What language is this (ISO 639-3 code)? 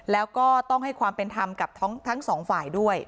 tha